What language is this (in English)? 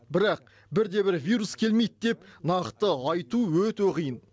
Kazakh